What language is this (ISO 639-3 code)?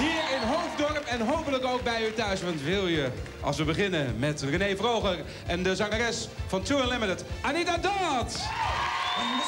nld